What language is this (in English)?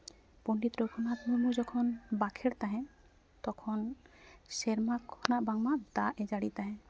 Santali